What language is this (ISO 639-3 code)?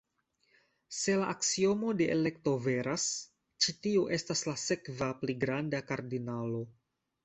epo